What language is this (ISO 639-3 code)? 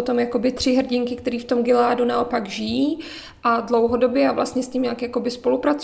ces